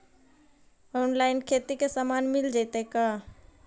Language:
Magahi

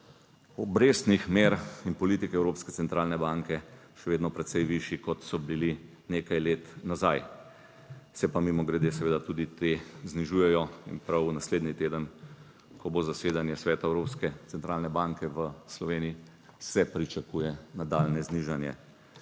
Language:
Slovenian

